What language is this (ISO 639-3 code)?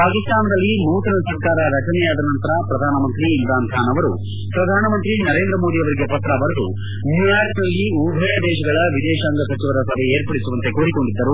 kan